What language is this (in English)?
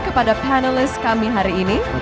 Indonesian